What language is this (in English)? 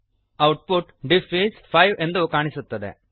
Kannada